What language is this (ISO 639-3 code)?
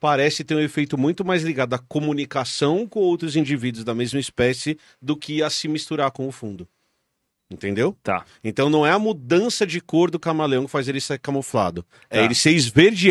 por